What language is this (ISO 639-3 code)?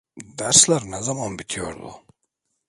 tur